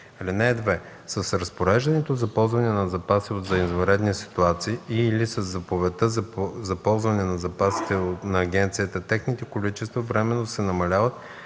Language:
Bulgarian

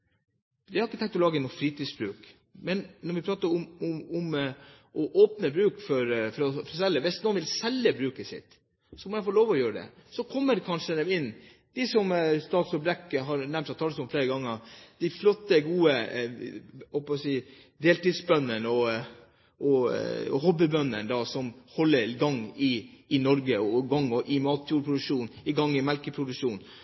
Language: Norwegian Bokmål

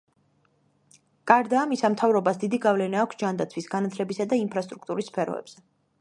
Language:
Georgian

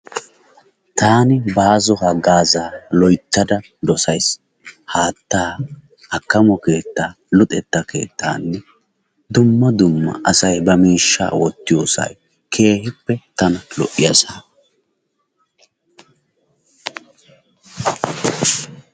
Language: Wolaytta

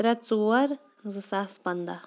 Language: Kashmiri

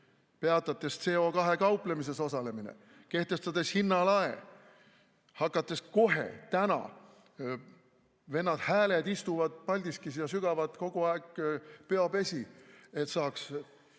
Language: Estonian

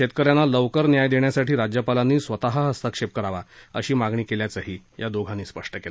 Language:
Marathi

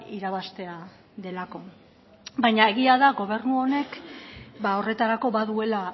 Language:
Basque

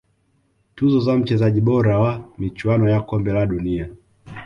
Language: Swahili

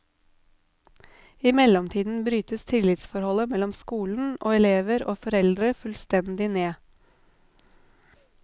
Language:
Norwegian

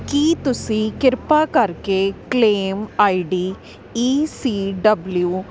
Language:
Punjabi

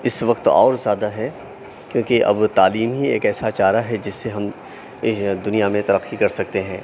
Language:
Urdu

